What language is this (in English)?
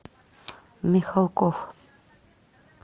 Russian